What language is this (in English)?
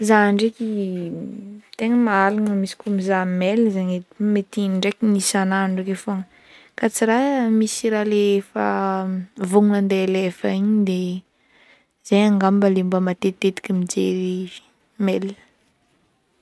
Northern Betsimisaraka Malagasy